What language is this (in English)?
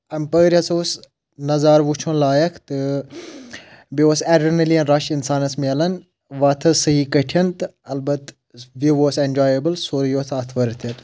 Kashmiri